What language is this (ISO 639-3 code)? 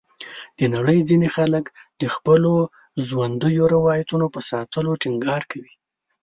pus